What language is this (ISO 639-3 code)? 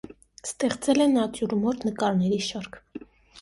hye